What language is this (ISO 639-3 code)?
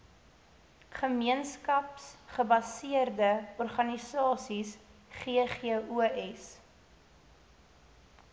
afr